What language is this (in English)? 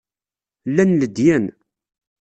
Kabyle